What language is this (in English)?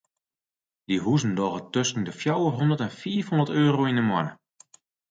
Western Frisian